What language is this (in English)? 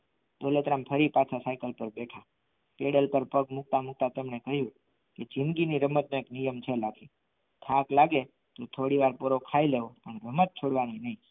Gujarati